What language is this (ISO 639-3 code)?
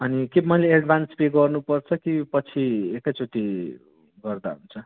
nep